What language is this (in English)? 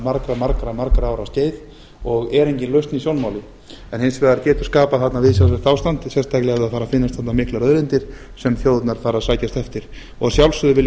Icelandic